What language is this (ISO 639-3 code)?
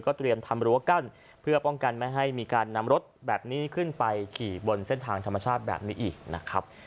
tha